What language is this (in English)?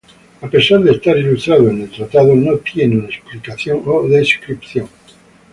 Spanish